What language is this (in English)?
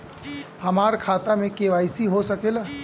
Bhojpuri